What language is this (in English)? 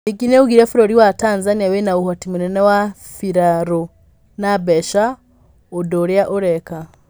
Kikuyu